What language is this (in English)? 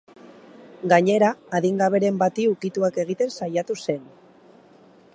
Basque